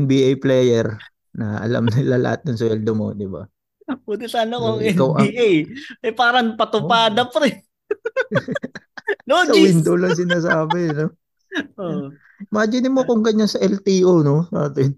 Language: Filipino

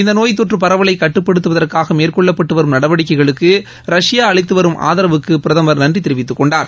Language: Tamil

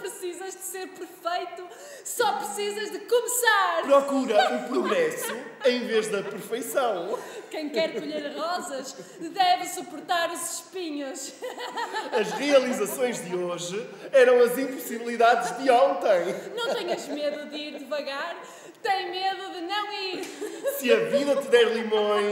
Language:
Portuguese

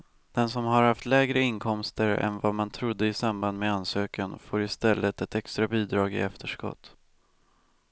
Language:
Swedish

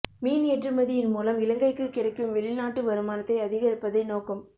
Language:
Tamil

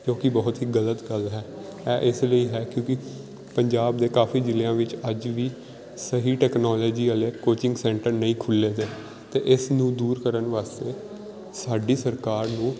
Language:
Punjabi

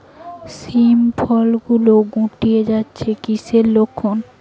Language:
Bangla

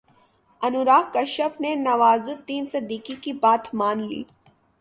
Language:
Urdu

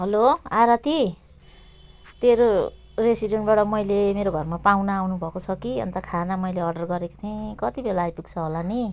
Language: Nepali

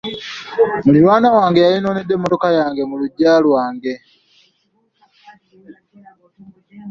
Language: Ganda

